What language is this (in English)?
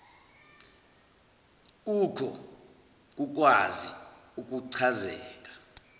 Zulu